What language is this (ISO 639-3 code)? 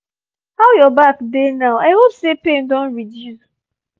pcm